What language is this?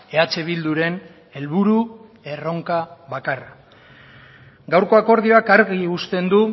Basque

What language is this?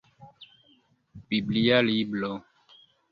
Esperanto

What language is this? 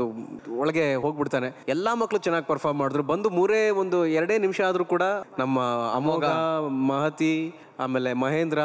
Kannada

